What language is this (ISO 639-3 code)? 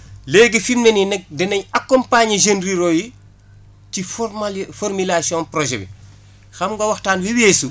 wol